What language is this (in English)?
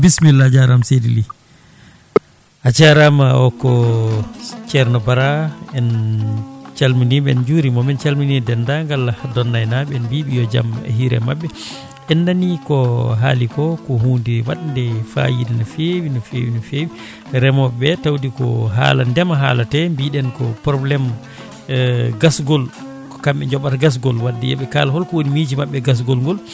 Fula